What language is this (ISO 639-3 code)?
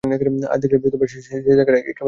ben